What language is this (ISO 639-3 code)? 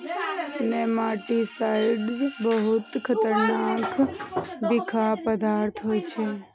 mai